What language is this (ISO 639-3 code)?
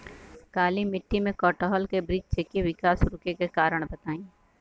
bho